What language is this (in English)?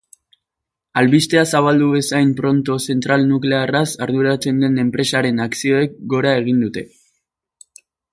Basque